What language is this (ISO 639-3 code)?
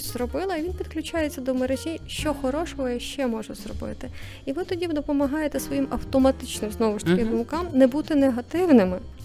ukr